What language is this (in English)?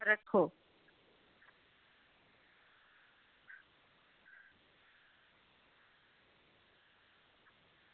Dogri